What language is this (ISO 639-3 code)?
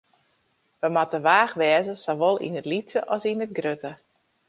fry